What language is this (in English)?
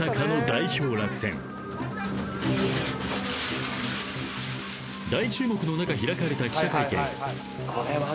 Japanese